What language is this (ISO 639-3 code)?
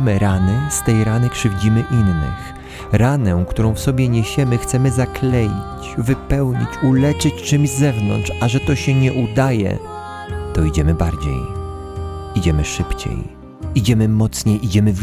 pol